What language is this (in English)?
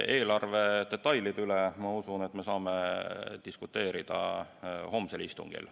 Estonian